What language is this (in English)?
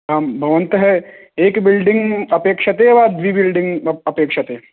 Sanskrit